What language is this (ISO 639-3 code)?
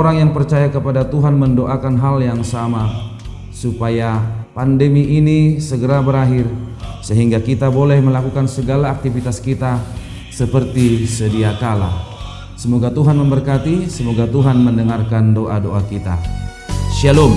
ind